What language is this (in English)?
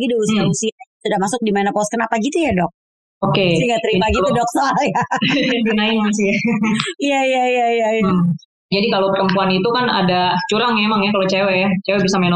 Indonesian